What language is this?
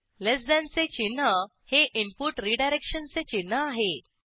Marathi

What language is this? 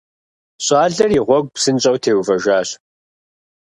Kabardian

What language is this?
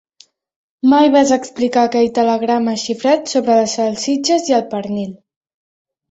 Catalan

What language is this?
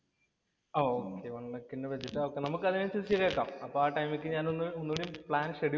Malayalam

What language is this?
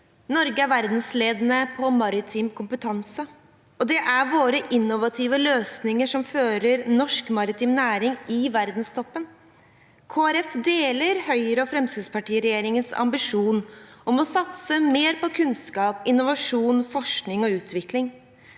Norwegian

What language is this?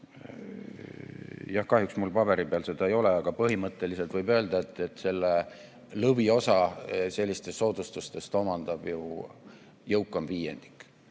Estonian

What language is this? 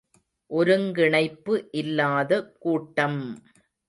Tamil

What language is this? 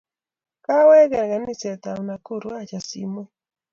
Kalenjin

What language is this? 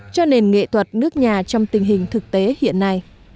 Vietnamese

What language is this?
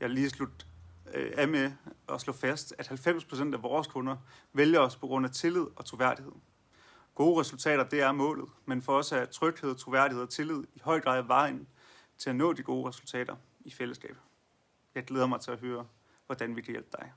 Danish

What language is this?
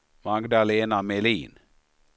Swedish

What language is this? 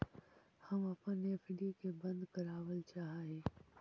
Magahi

